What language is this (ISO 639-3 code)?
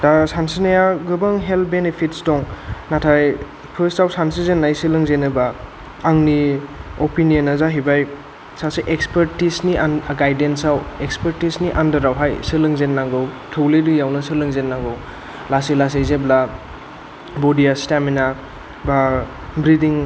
brx